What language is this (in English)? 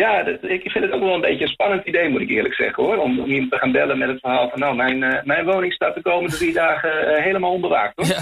Dutch